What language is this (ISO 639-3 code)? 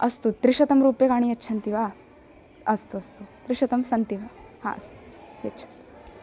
san